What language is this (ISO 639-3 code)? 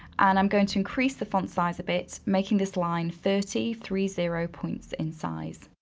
eng